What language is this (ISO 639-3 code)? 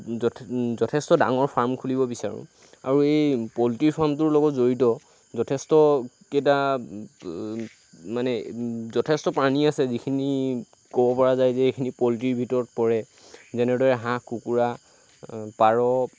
asm